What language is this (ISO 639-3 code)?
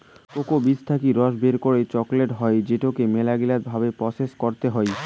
ben